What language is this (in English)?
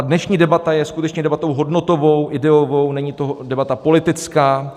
Czech